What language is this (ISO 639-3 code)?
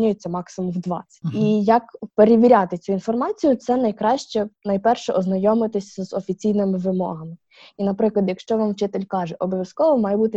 ukr